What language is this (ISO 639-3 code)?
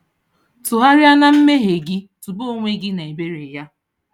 ibo